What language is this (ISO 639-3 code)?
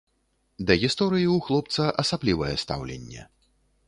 bel